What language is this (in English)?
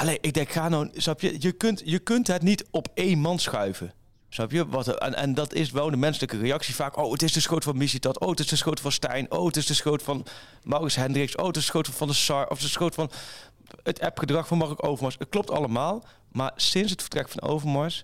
Dutch